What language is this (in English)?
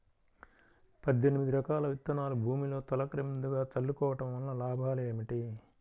Telugu